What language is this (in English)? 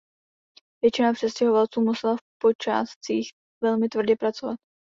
Czech